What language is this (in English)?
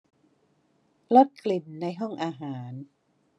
Thai